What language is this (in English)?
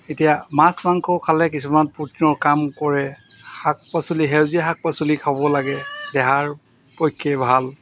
Assamese